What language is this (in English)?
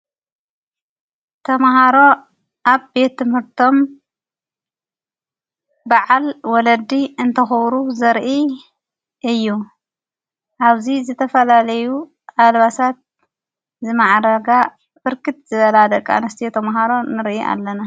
Tigrinya